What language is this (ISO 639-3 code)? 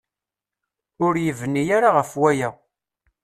kab